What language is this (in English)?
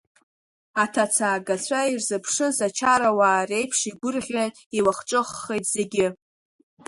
Abkhazian